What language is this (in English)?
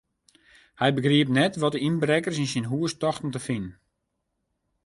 Western Frisian